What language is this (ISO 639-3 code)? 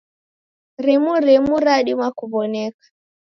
dav